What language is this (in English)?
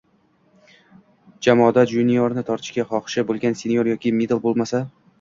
Uzbek